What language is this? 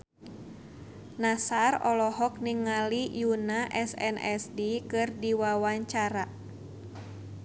Sundanese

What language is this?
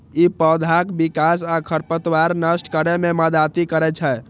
Maithili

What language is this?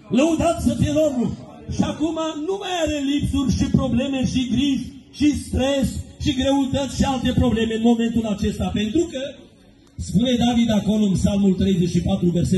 Romanian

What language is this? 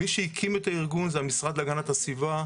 Hebrew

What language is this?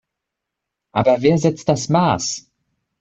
German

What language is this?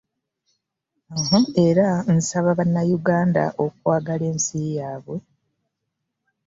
Ganda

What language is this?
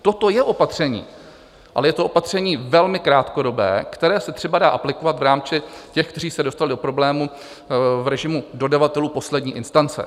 Czech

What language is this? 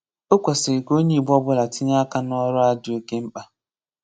Igbo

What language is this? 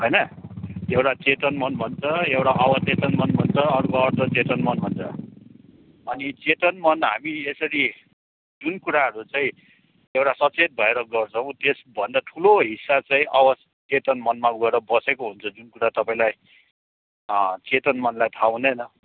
Nepali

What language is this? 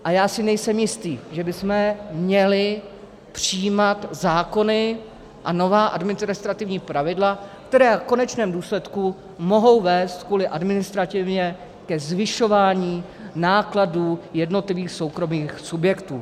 Czech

